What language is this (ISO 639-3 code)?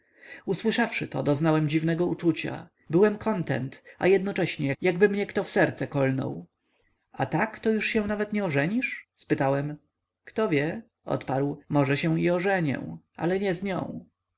pol